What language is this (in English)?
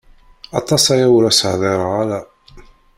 Kabyle